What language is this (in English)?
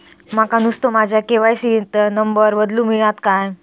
Marathi